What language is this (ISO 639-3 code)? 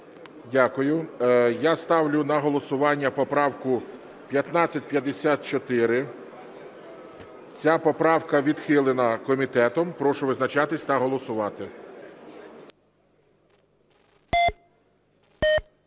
ukr